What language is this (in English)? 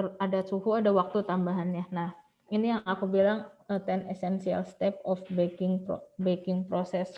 Indonesian